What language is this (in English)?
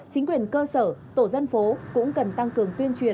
Vietnamese